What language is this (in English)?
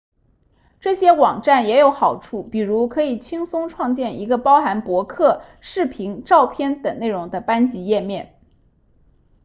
Chinese